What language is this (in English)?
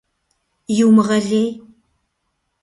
Kabardian